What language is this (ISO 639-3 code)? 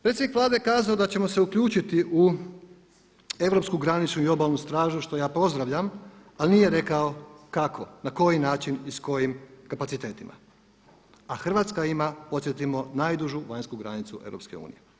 hrv